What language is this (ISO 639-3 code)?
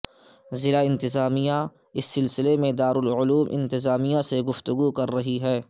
urd